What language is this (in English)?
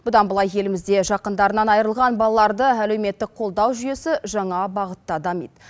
Kazakh